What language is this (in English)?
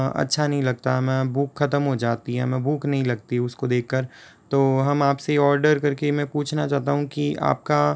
Hindi